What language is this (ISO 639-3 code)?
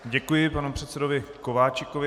ces